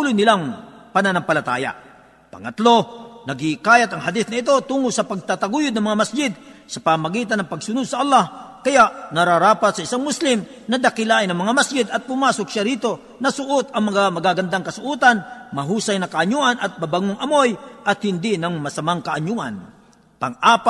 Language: Filipino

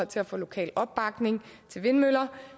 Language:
Danish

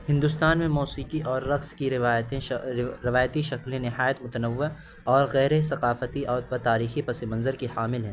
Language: Urdu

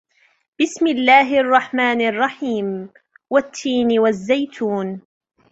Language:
Arabic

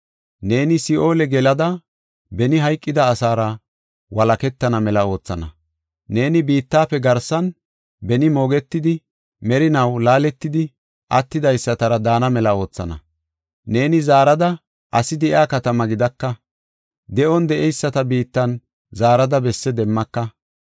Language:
Gofa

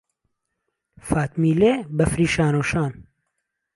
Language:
Central Kurdish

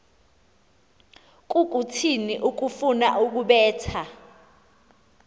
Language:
Xhosa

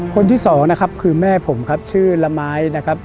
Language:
Thai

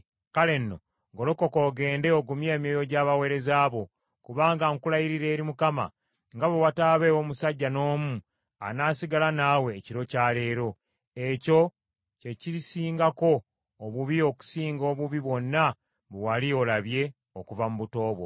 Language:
Ganda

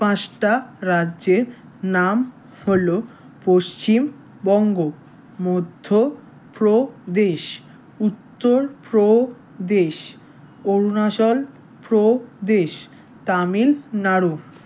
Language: Bangla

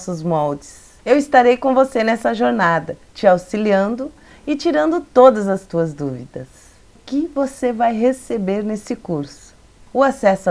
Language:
Portuguese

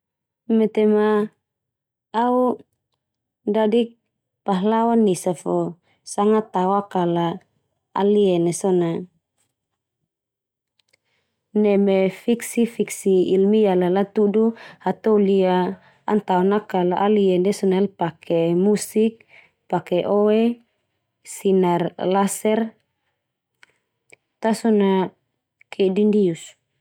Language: Termanu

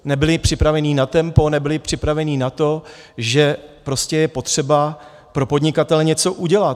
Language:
Czech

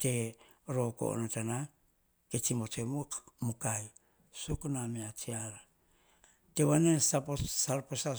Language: Hahon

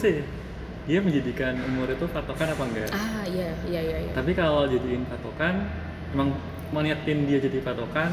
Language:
Indonesian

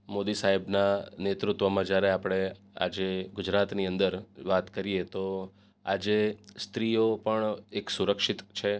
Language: Gujarati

